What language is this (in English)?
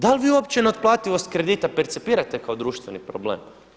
Croatian